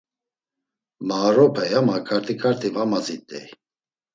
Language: Laz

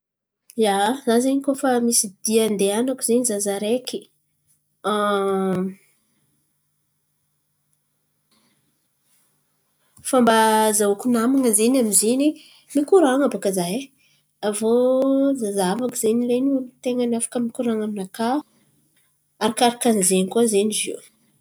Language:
Antankarana Malagasy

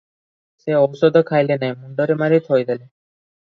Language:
Odia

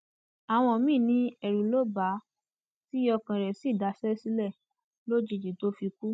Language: Yoruba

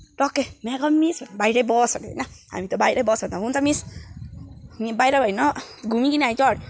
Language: Nepali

